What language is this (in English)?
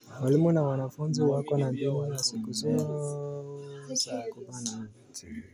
Kalenjin